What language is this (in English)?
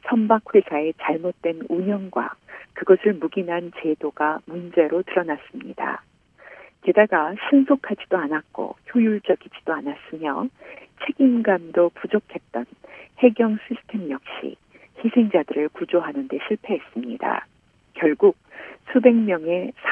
Korean